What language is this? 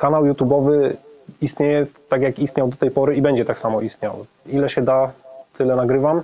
Polish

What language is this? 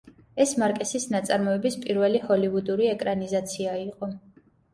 Georgian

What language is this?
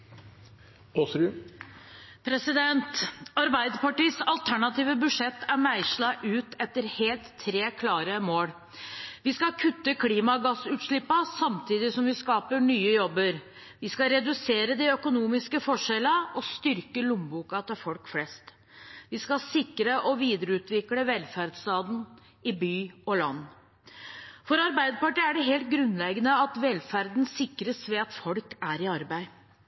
Norwegian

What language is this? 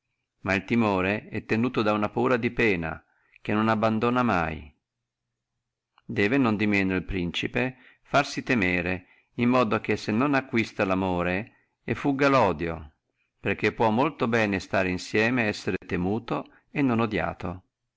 Italian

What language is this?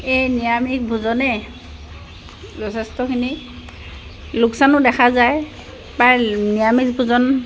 Assamese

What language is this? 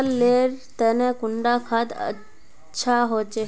Magahi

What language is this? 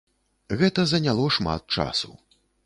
Belarusian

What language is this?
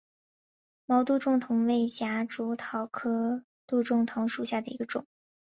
Chinese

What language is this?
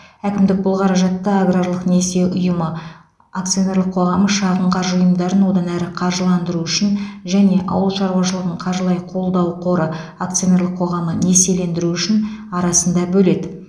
Kazakh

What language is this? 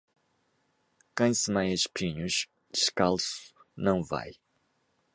Portuguese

